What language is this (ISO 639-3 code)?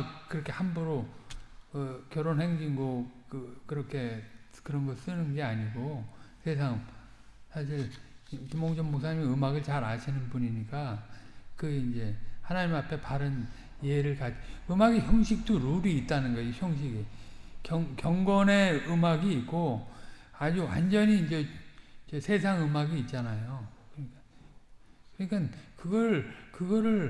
kor